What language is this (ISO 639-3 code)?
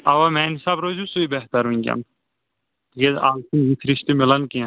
kas